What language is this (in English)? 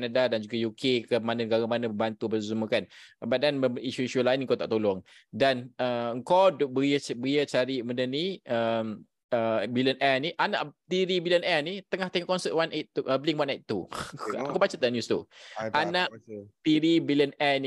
Malay